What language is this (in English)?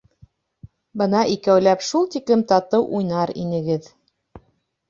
Bashkir